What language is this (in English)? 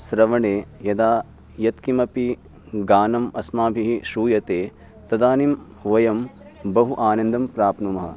Sanskrit